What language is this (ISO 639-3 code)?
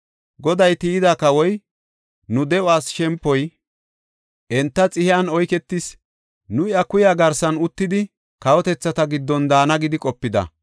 gof